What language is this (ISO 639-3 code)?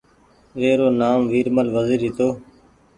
gig